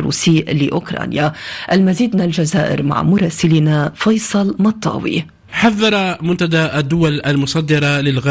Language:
Arabic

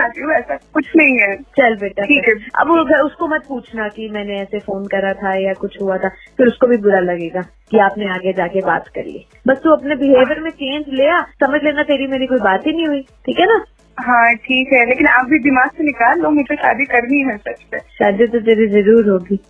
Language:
Hindi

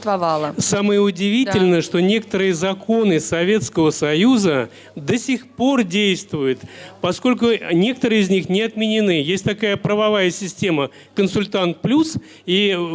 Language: Russian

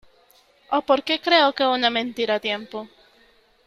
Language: Spanish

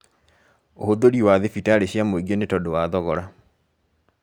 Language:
Kikuyu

